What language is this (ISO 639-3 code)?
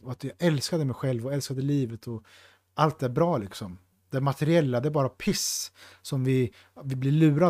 swe